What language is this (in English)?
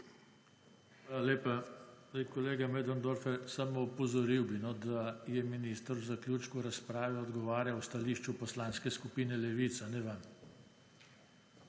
Slovenian